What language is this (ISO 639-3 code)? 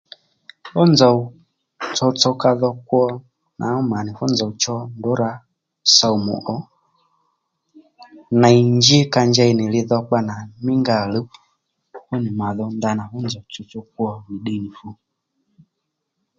led